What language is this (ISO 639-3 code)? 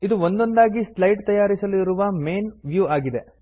kan